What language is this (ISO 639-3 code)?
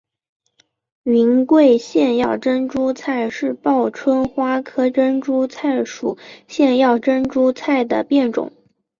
zho